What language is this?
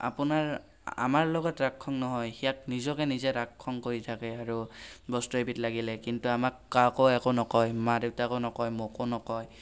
Assamese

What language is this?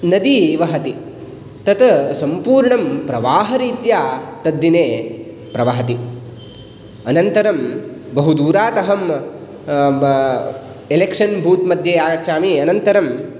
Sanskrit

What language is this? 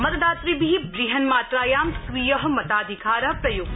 Sanskrit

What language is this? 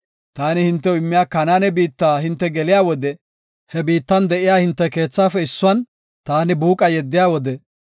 Gofa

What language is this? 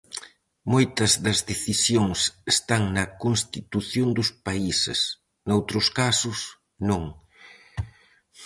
Galician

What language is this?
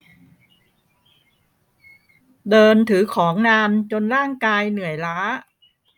Thai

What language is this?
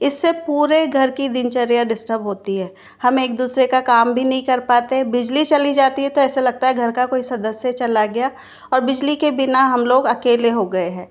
Hindi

